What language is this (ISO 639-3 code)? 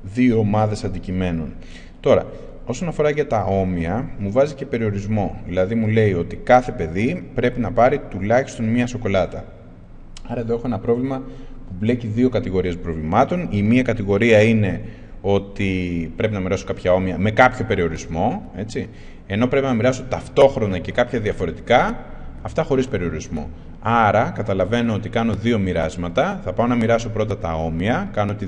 ell